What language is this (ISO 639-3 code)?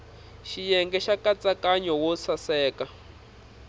tso